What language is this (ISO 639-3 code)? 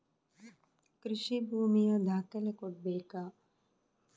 kan